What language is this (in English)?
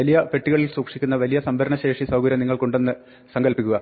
Malayalam